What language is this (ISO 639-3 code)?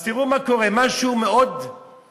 heb